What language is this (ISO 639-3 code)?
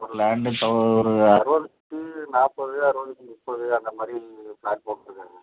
tam